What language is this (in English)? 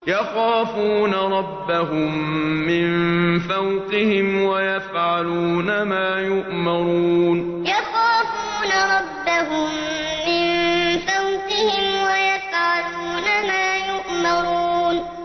Arabic